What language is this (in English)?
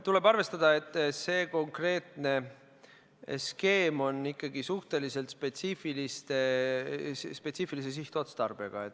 Estonian